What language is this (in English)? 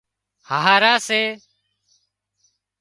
Wadiyara Koli